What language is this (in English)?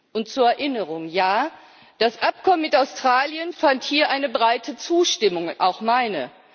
German